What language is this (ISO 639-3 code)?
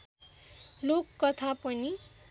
nep